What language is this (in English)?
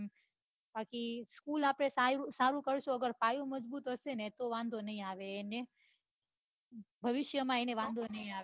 Gujarati